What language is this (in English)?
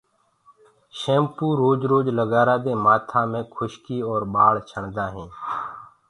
Gurgula